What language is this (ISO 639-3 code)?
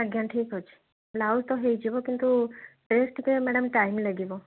ori